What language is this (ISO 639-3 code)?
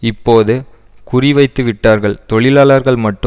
tam